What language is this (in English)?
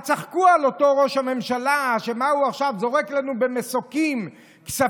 Hebrew